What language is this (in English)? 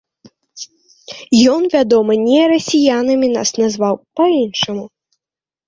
Belarusian